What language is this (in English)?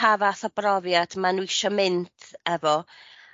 Welsh